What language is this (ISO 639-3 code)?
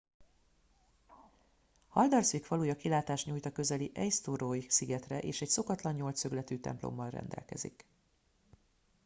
hun